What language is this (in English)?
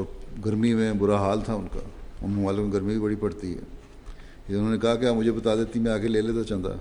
Urdu